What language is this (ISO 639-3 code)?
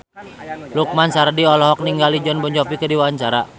sun